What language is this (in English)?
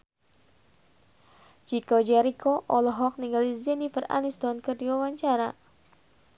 Sundanese